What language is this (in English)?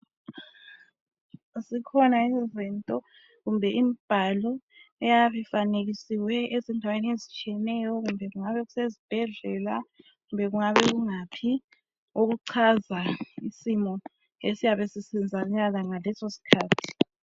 North Ndebele